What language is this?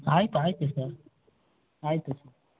Kannada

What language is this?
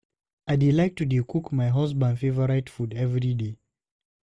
Nigerian Pidgin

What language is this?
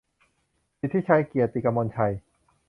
Thai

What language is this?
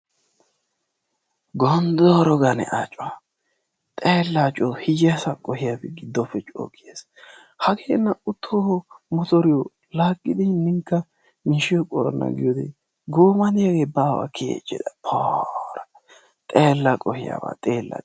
Wolaytta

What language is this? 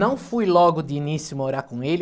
Portuguese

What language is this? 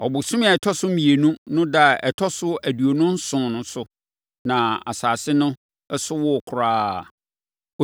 Akan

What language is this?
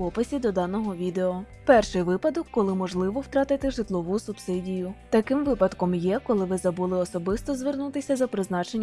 Ukrainian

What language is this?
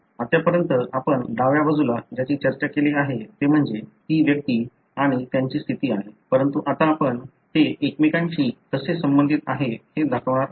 Marathi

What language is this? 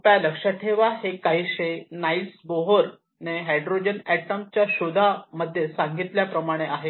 Marathi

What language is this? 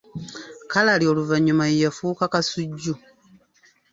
Ganda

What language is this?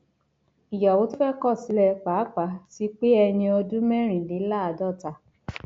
Yoruba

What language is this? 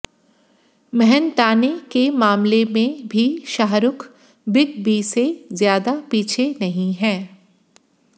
Hindi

